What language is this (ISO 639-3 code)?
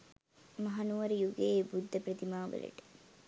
sin